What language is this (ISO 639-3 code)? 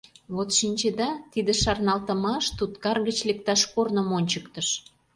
chm